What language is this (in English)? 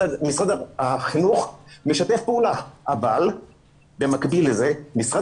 Hebrew